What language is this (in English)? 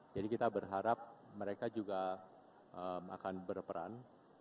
Indonesian